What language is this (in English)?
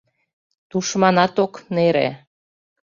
Mari